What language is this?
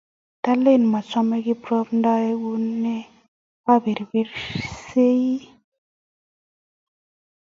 Kalenjin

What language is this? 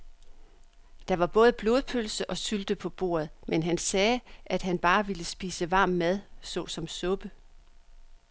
Danish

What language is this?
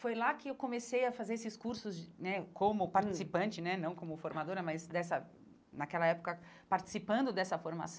Portuguese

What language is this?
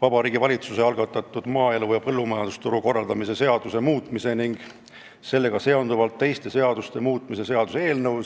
Estonian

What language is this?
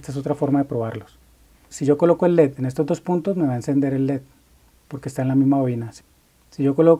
Spanish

